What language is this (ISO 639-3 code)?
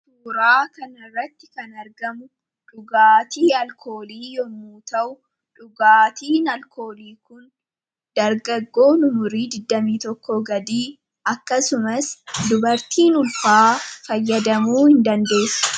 orm